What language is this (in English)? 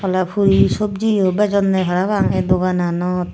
Chakma